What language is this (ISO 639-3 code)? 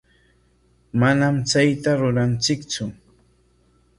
qwa